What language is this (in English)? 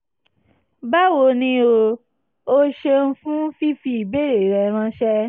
Yoruba